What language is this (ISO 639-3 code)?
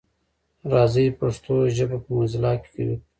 pus